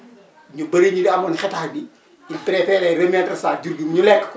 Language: Wolof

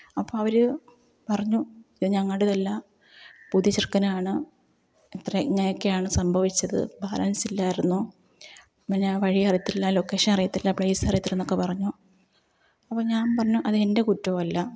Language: Malayalam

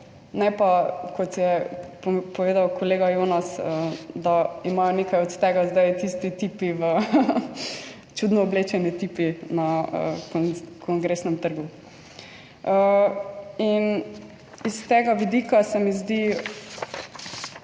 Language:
Slovenian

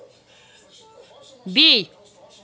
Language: Russian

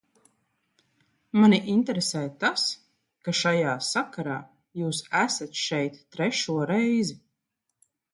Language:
Latvian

